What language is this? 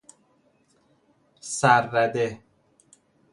Persian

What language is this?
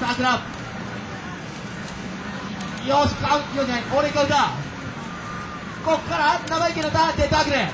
Japanese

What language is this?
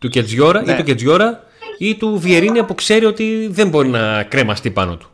Greek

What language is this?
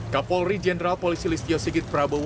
Indonesian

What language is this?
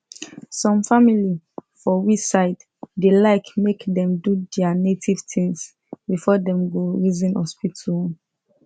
Nigerian Pidgin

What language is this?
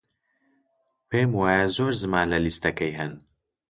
Central Kurdish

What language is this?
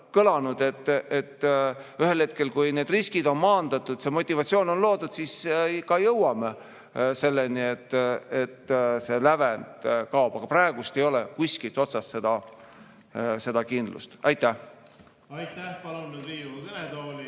Estonian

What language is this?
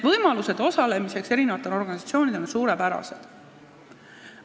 Estonian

